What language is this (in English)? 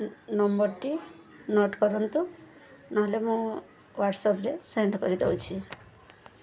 Odia